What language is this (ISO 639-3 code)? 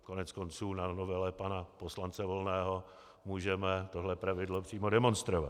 ces